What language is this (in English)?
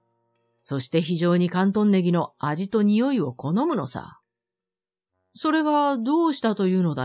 Japanese